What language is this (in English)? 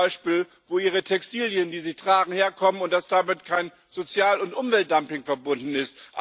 German